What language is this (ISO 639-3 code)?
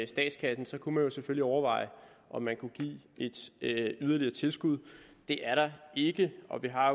dan